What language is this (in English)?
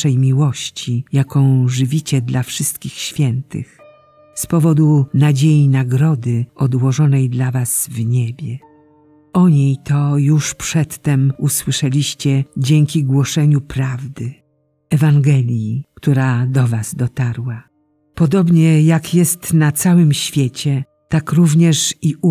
Polish